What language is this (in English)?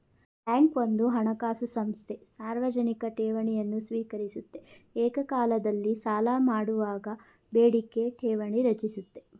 Kannada